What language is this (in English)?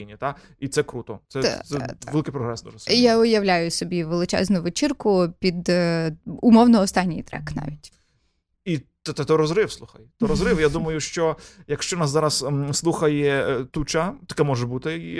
Ukrainian